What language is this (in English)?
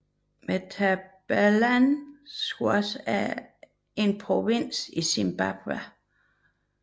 Danish